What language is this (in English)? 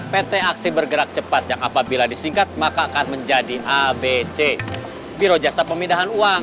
Indonesian